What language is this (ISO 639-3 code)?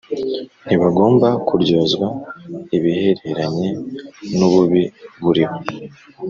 kin